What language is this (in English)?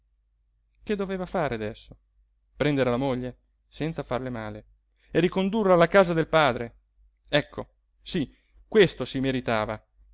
Italian